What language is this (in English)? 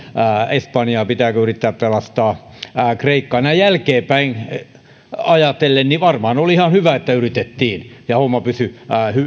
Finnish